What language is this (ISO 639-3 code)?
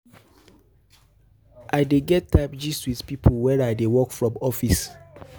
pcm